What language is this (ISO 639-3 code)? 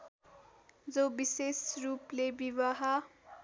nep